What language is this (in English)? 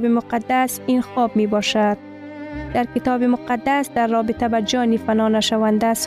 Persian